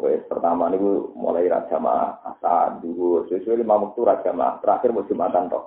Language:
Indonesian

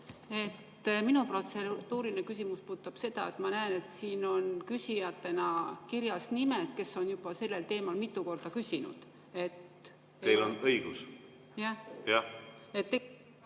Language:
Estonian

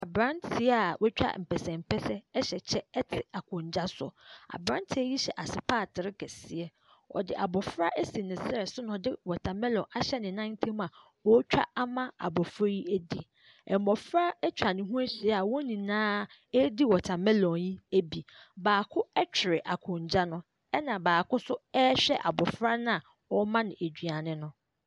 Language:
Akan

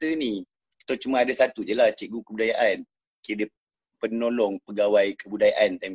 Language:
Malay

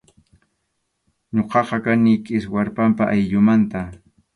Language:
Arequipa-La Unión Quechua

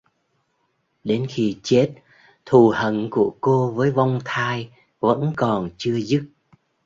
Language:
Vietnamese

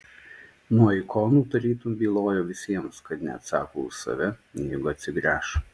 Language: Lithuanian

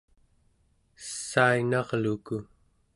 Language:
Central Yupik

